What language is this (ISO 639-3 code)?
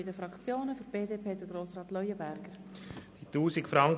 gsw